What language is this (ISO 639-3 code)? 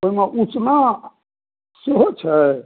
mai